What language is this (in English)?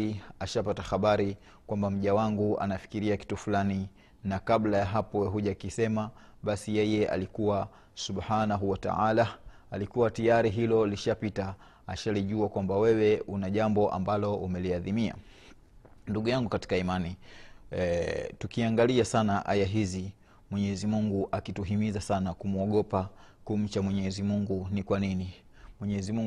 Swahili